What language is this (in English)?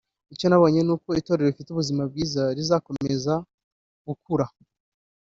Kinyarwanda